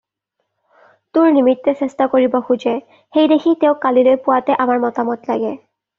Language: Assamese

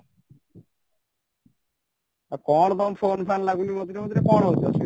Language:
Odia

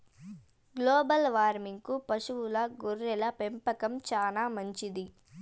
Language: Telugu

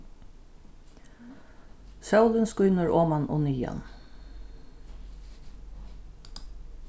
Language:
Faroese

